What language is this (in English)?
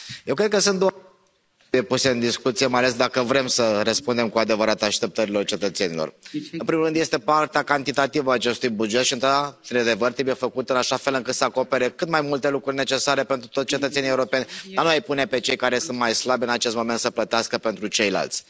Romanian